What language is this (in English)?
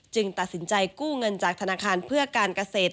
Thai